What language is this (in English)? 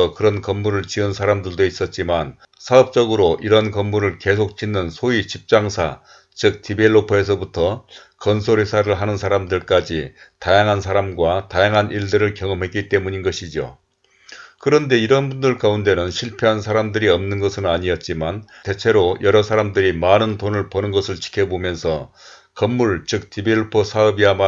Korean